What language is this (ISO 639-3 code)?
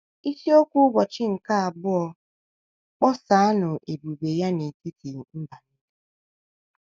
ibo